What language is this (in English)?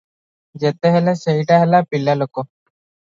Odia